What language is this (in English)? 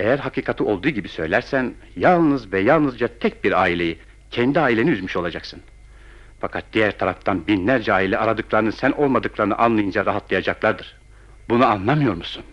Turkish